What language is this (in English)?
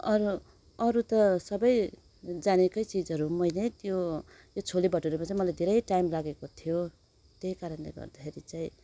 Nepali